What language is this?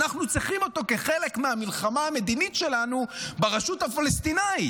Hebrew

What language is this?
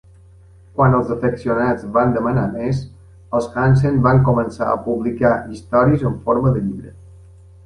Catalan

